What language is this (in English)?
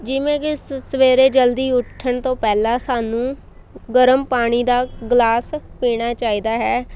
Punjabi